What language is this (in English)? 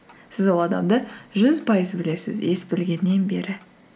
Kazakh